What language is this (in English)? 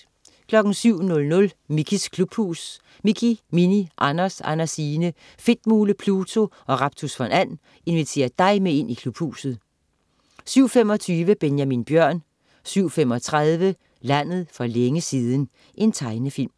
Danish